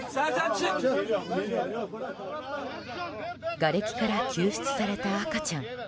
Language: Japanese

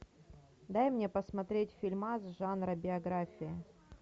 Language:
Russian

